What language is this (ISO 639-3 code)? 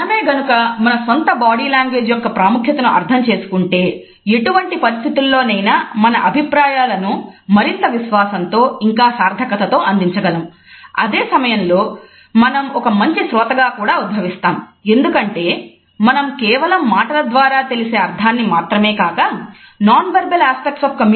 tel